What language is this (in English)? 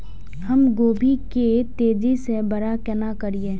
Maithili